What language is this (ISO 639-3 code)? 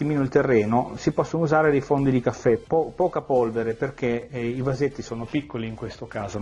ita